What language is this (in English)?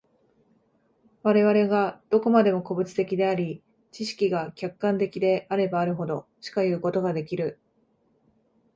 Japanese